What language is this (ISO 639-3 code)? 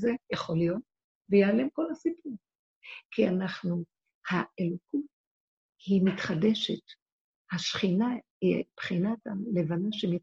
heb